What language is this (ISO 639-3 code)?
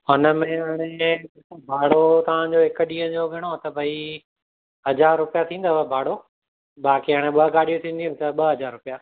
snd